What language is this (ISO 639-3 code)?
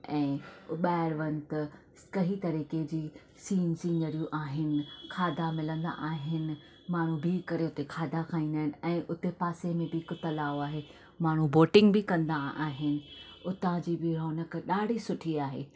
snd